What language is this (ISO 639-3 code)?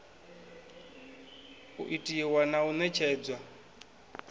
ven